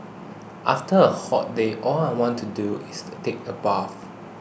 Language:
English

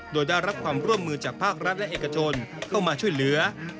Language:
Thai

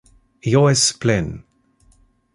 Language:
Interlingua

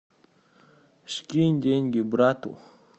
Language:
Russian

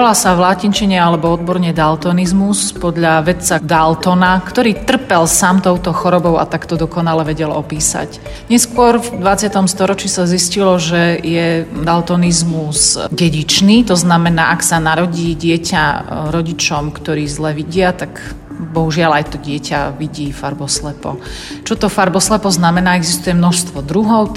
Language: Slovak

